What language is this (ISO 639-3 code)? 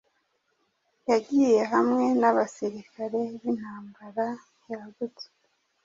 kin